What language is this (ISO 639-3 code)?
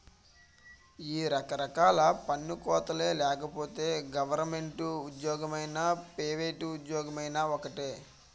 tel